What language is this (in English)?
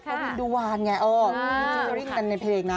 Thai